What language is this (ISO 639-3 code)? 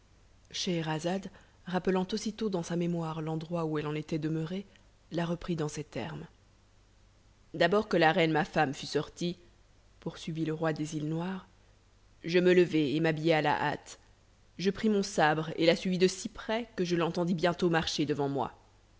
fra